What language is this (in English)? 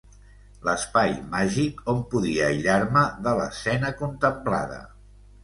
Catalan